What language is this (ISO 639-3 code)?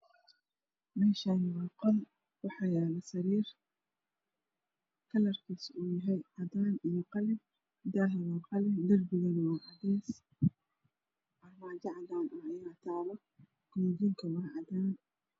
som